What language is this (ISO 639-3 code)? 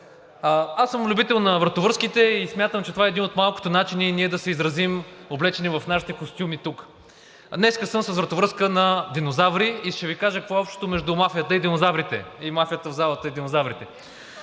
bul